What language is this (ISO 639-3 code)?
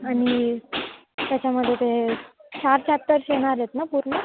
mar